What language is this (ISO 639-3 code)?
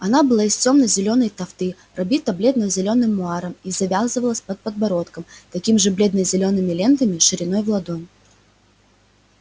rus